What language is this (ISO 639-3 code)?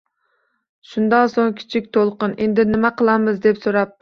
uzb